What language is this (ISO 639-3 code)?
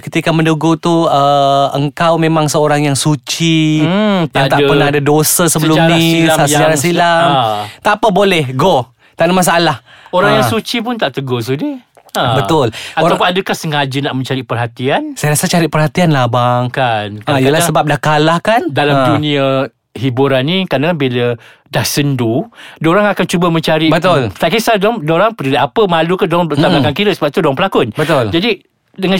msa